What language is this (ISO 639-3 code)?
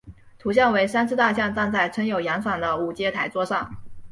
zho